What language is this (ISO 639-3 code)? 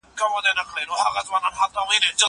pus